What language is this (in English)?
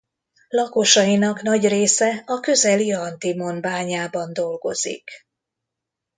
Hungarian